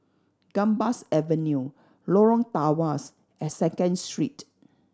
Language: English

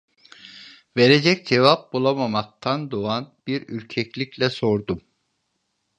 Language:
Turkish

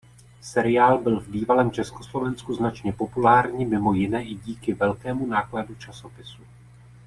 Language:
Czech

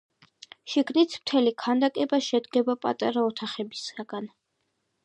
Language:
Georgian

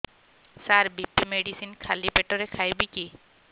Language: Odia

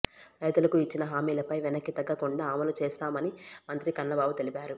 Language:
Telugu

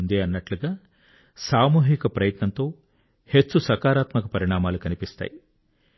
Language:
Telugu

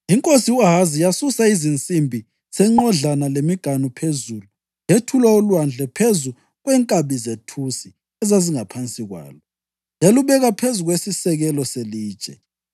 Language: North Ndebele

